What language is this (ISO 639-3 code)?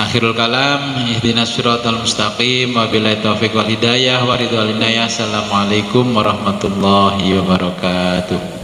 ind